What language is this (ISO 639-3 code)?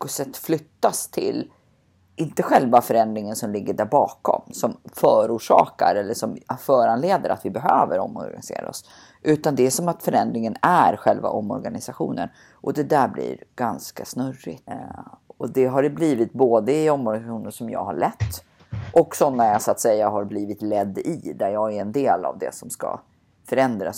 swe